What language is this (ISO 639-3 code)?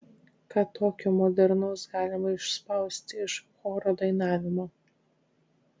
lit